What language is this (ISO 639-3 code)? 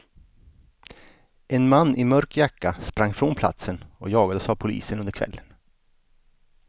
swe